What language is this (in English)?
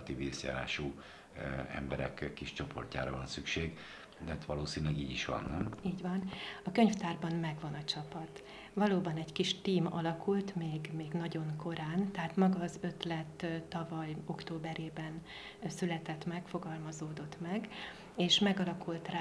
Hungarian